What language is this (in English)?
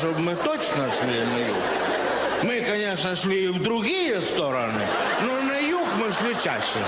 Russian